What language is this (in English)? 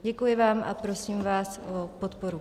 Czech